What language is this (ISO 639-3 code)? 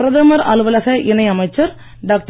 tam